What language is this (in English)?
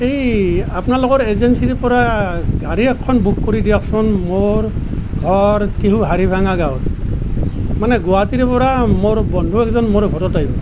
Assamese